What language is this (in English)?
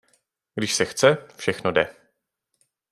Czech